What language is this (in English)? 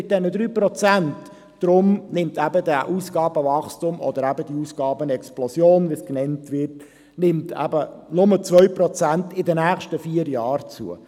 Swiss German